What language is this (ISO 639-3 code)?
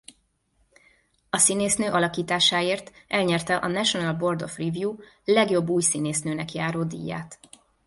hun